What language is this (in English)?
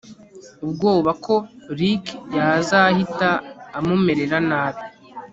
Kinyarwanda